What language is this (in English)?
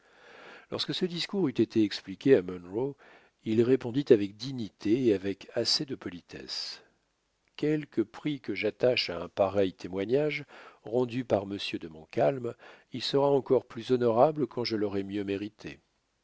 French